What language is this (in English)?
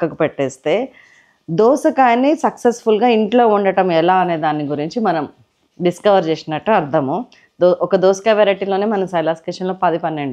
Telugu